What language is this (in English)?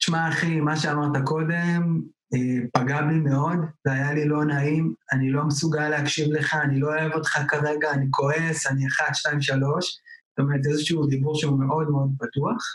Hebrew